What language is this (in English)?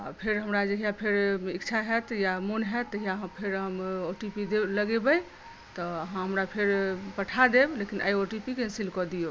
Maithili